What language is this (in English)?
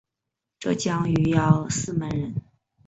Chinese